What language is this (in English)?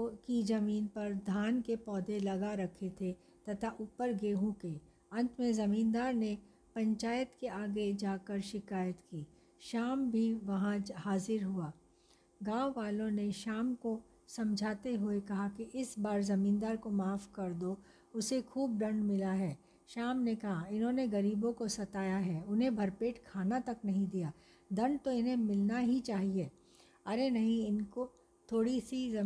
Hindi